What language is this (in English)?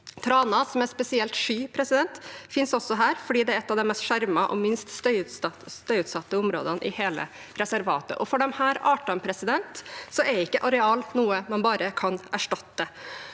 Norwegian